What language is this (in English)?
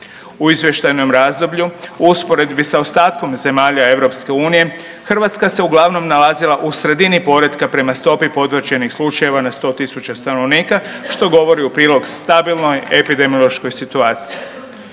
Croatian